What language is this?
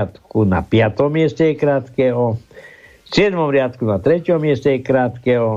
Slovak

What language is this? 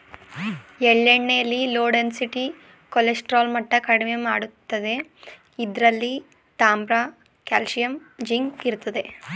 Kannada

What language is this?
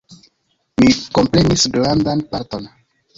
Esperanto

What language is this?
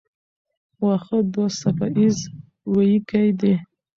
Pashto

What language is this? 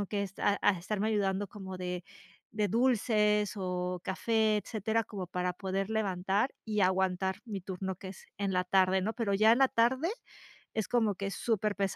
Spanish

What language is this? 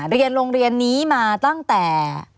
Thai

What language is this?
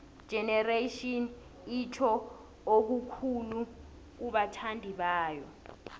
South Ndebele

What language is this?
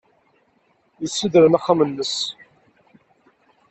Kabyle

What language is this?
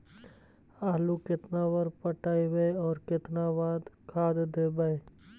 Magahi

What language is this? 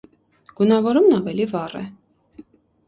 Armenian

